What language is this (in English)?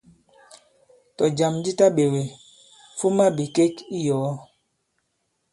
Bankon